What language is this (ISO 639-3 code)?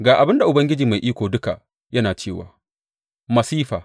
hau